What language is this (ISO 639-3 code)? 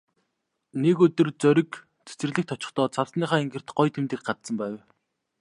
mon